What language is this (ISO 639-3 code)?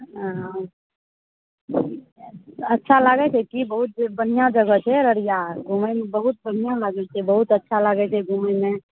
mai